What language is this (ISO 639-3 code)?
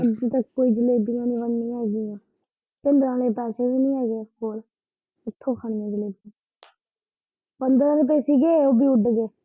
pan